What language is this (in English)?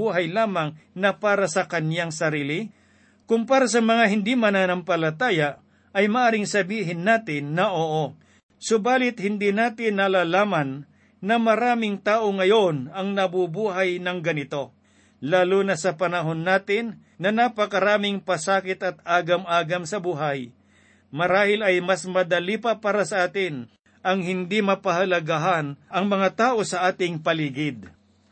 Filipino